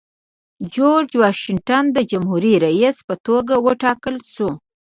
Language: Pashto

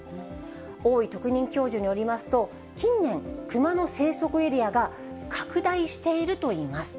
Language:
Japanese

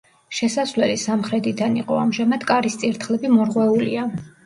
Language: Georgian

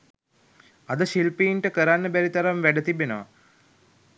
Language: Sinhala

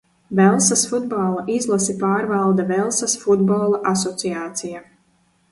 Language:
Latvian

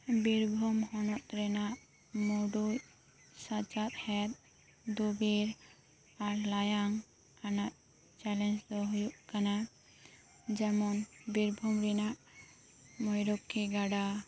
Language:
Santali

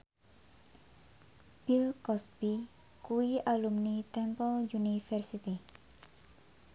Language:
Javanese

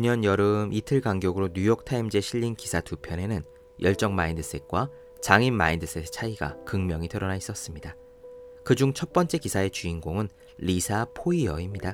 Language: Korean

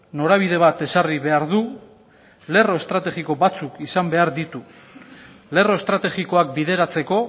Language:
Basque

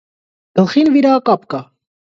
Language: Armenian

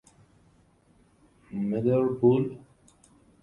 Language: Persian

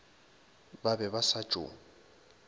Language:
Northern Sotho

